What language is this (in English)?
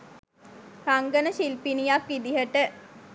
Sinhala